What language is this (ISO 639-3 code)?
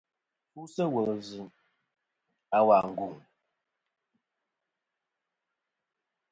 bkm